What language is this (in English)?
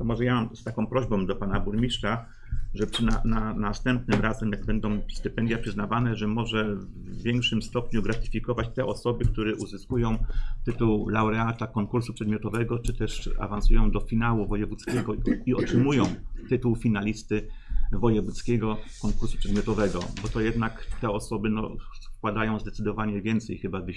Polish